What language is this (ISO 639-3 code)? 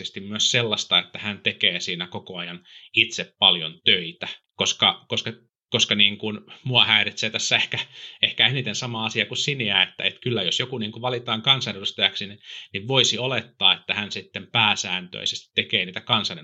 fin